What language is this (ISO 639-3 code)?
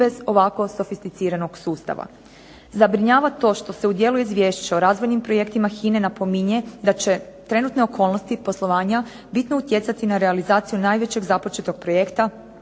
hrv